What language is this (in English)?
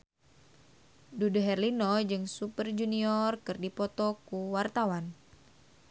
Sundanese